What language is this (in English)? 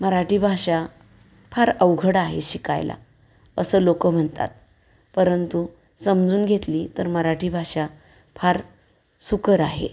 Marathi